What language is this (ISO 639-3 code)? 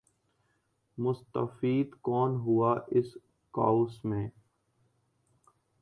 urd